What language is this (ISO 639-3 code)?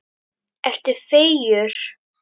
isl